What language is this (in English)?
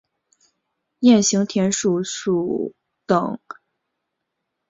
Chinese